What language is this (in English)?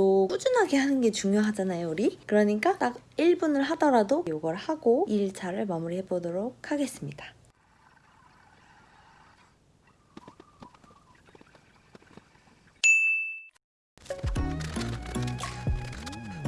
Korean